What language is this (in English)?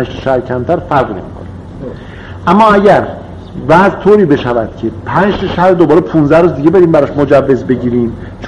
Persian